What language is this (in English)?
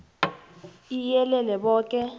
South Ndebele